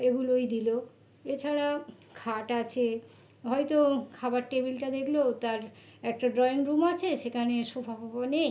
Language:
Bangla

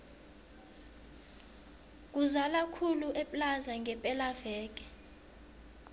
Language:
South Ndebele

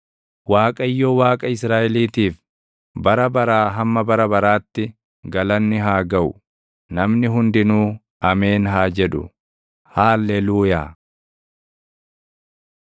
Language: Oromo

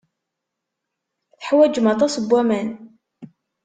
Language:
Kabyle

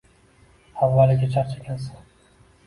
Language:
Uzbek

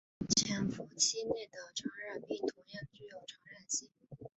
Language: Chinese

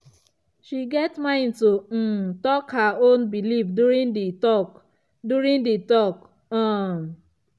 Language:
Nigerian Pidgin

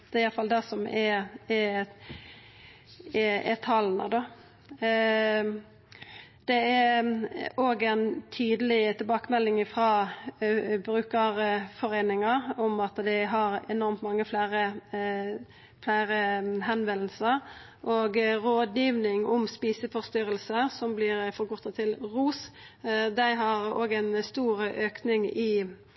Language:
Norwegian Nynorsk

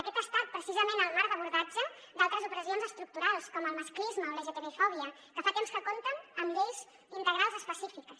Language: Catalan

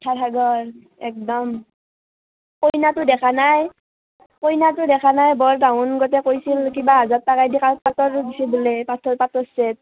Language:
Assamese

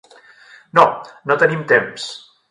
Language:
Catalan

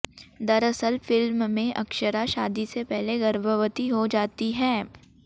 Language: Hindi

